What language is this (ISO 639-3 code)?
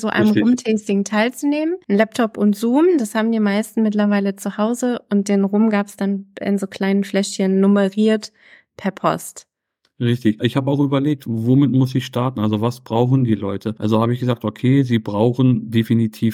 deu